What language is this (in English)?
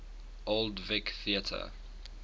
English